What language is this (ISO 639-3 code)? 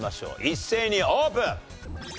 jpn